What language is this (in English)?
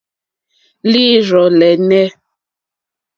Mokpwe